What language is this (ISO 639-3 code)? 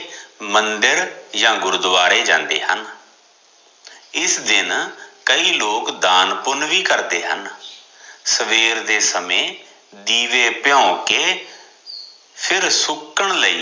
pan